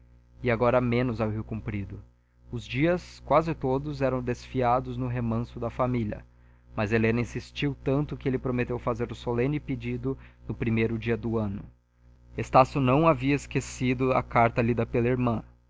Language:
Portuguese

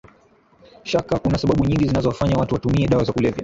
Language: Swahili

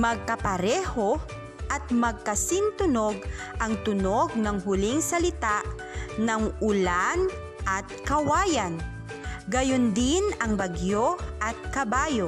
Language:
Filipino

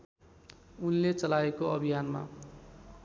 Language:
Nepali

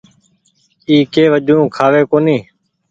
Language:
Goaria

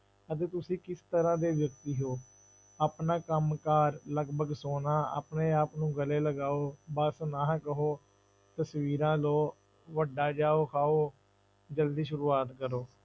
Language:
Punjabi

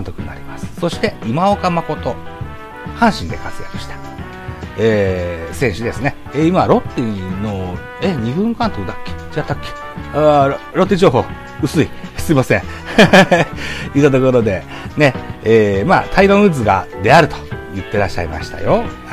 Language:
Japanese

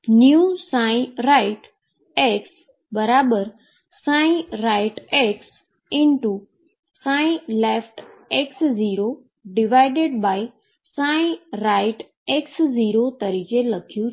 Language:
Gujarati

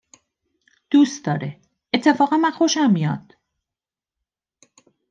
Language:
Persian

